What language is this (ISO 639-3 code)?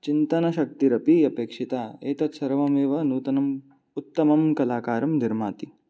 san